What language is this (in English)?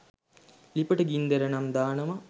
Sinhala